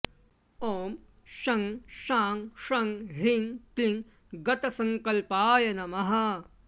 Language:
Sanskrit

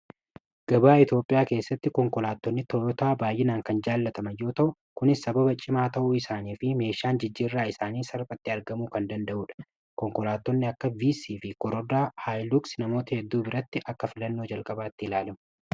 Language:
Oromo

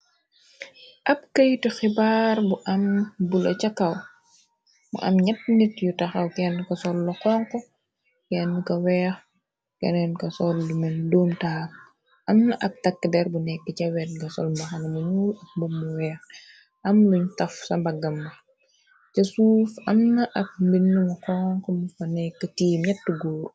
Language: Wolof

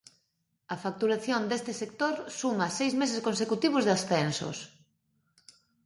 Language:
Galician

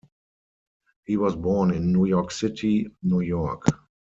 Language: English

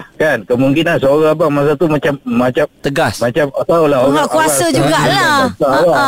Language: Malay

